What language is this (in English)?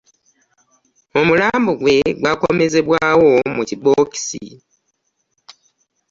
Ganda